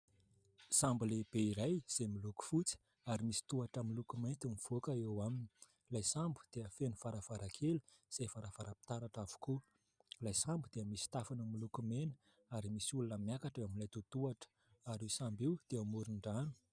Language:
Malagasy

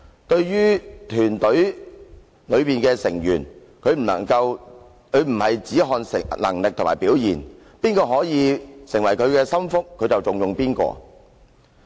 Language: Cantonese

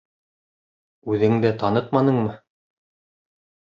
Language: Bashkir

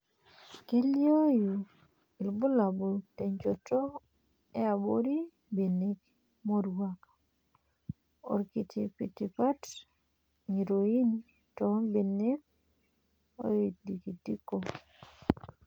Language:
Masai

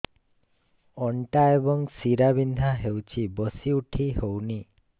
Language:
Odia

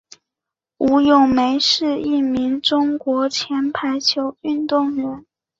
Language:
Chinese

